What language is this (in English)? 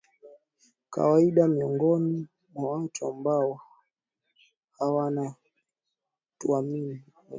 Swahili